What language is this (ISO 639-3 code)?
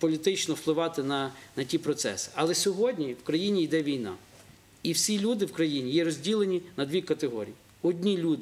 ukr